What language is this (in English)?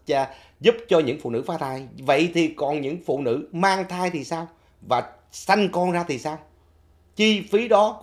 Vietnamese